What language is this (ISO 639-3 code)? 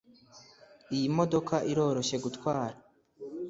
kin